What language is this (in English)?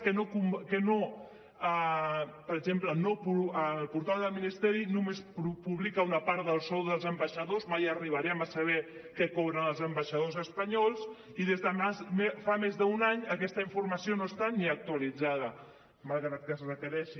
Catalan